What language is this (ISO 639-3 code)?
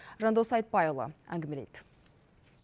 kaz